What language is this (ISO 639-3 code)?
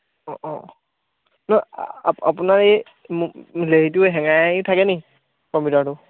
asm